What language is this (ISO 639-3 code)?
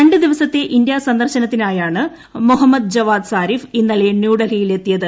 mal